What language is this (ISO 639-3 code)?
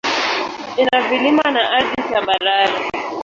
swa